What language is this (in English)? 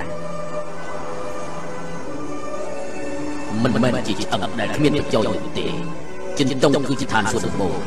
Thai